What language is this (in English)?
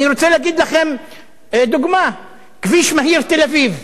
Hebrew